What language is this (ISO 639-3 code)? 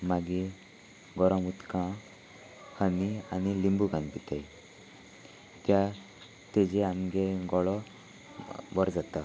kok